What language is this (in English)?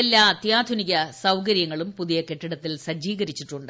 Malayalam